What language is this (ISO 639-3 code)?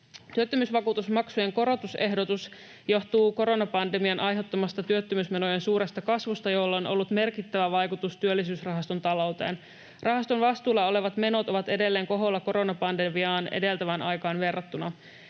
fin